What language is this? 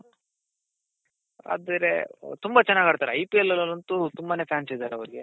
Kannada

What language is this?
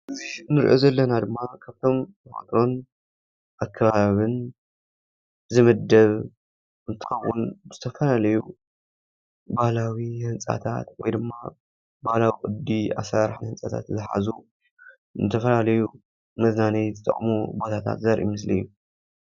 Tigrinya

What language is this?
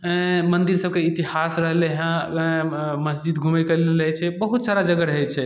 Maithili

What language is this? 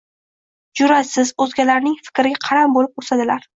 Uzbek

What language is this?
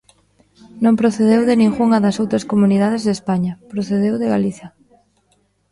Galician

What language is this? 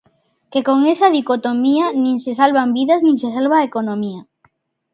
Galician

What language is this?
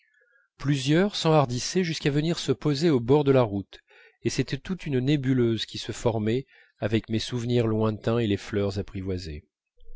French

